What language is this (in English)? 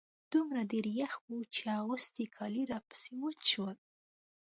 Pashto